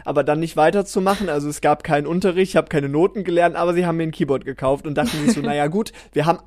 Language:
German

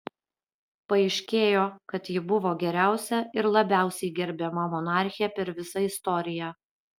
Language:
Lithuanian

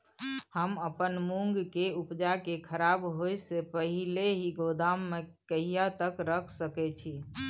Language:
Maithili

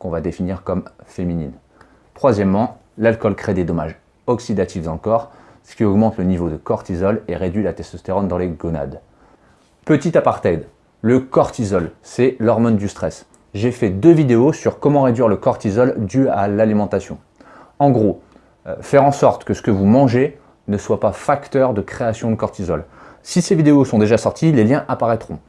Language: French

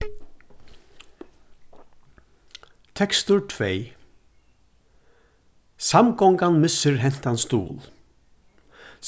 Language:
Faroese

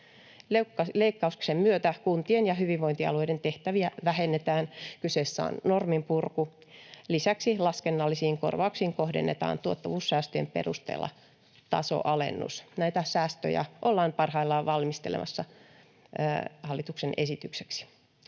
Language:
Finnish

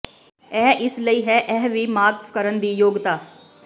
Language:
Punjabi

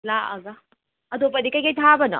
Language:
Manipuri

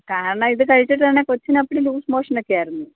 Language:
Malayalam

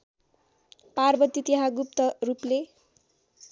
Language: Nepali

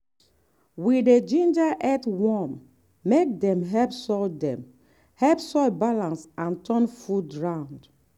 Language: Nigerian Pidgin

